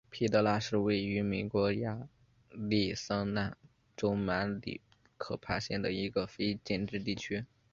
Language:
Chinese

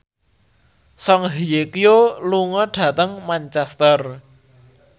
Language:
Javanese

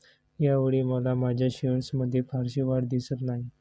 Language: Marathi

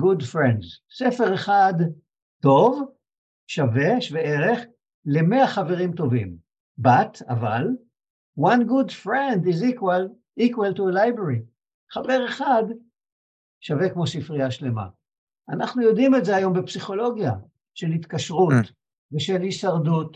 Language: Hebrew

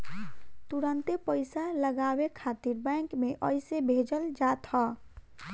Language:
Bhojpuri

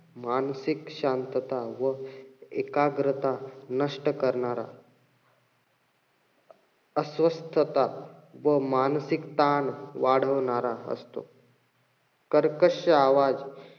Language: Marathi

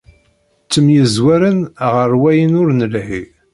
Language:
Kabyle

